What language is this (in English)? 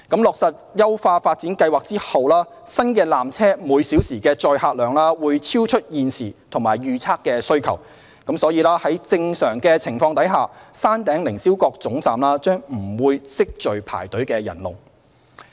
Cantonese